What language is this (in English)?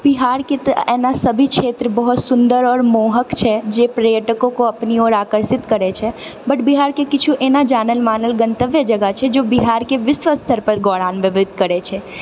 Maithili